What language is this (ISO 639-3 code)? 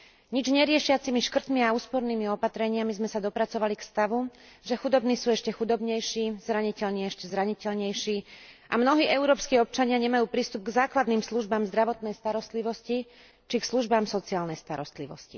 slk